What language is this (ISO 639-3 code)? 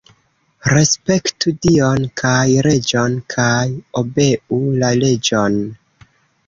epo